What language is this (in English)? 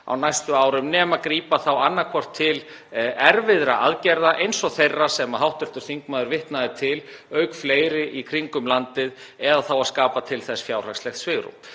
Icelandic